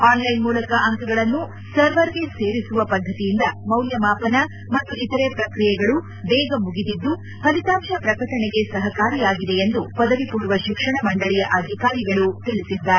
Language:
Kannada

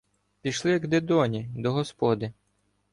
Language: Ukrainian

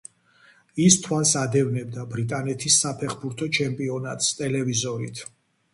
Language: Georgian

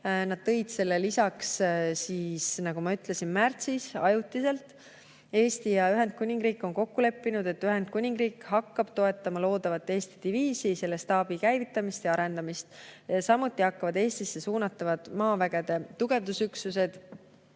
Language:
Estonian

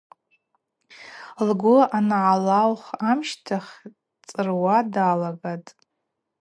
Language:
Abaza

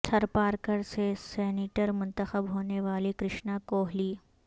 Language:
Urdu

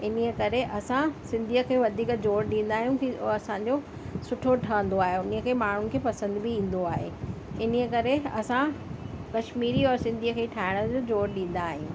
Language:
Sindhi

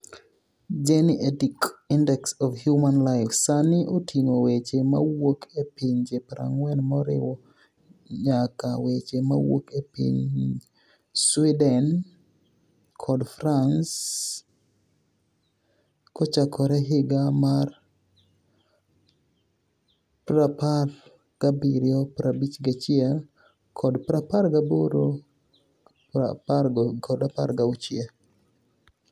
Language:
Luo (Kenya and Tanzania)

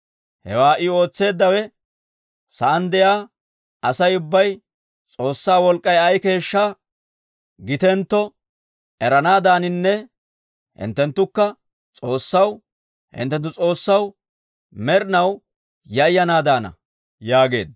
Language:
Dawro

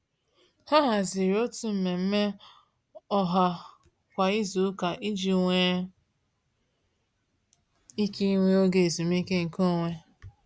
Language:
Igbo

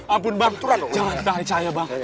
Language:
Indonesian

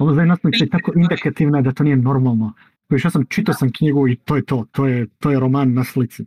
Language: Croatian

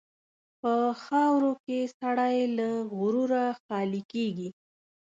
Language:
Pashto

